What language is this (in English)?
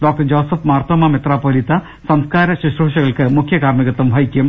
Malayalam